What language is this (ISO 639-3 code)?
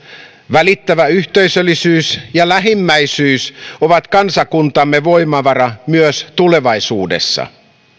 fin